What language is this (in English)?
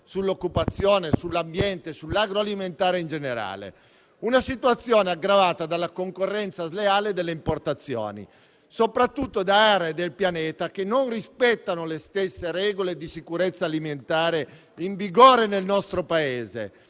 Italian